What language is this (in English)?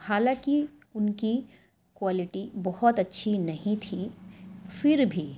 Urdu